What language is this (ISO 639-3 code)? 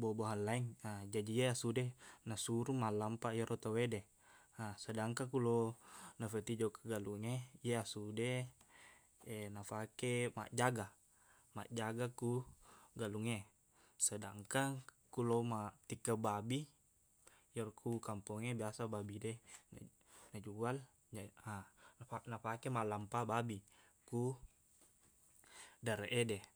bug